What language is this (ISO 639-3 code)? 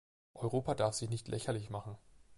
deu